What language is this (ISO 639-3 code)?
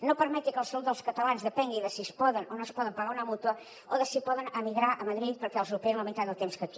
cat